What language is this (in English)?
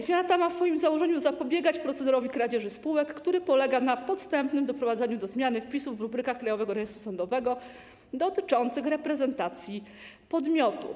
Polish